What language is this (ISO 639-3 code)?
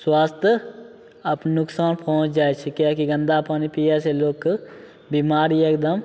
mai